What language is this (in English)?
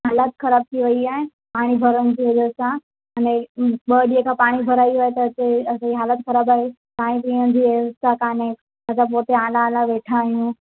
Sindhi